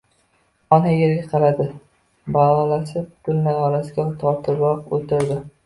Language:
Uzbek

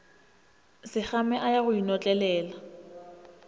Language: Northern Sotho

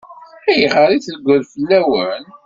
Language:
Kabyle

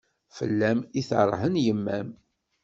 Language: Kabyle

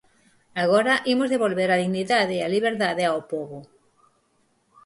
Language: Galician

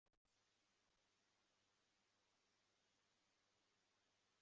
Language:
Chinese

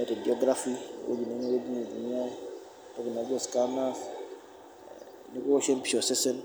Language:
Masai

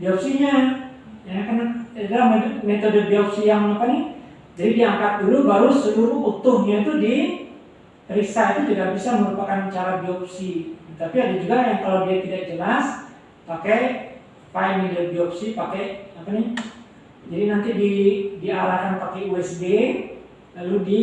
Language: Indonesian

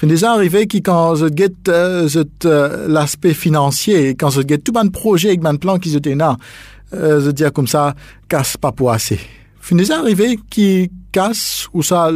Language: French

